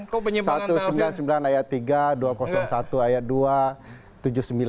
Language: Indonesian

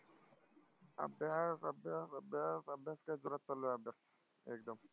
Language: Marathi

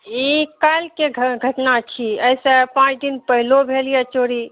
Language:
Maithili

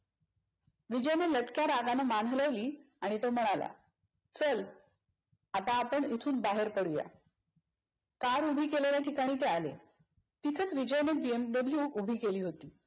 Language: Marathi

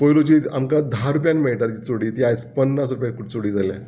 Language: Konkani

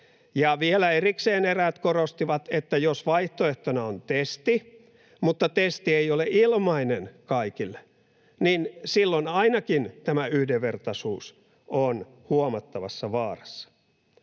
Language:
Finnish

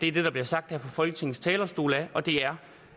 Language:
Danish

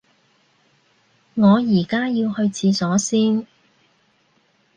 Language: Cantonese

